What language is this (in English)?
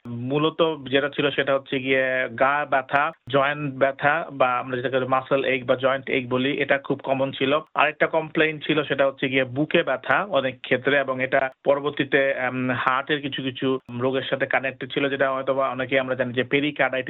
Bangla